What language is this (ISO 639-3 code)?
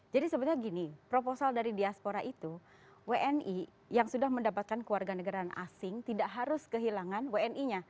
ind